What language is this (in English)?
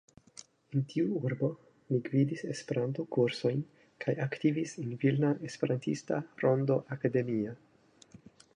Esperanto